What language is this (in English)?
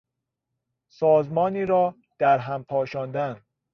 Persian